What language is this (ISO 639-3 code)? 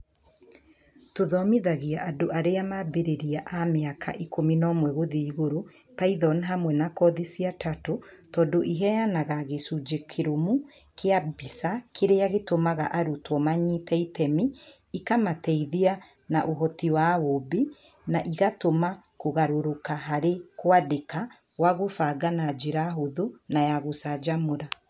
kik